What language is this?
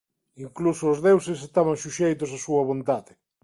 Galician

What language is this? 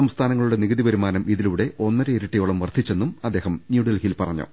Malayalam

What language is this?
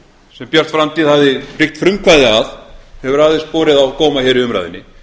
Icelandic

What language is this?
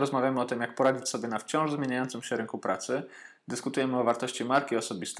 Polish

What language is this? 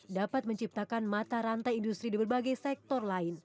Indonesian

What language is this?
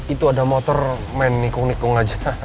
Indonesian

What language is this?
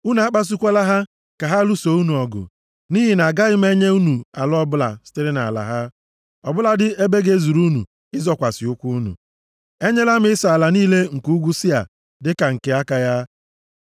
Igbo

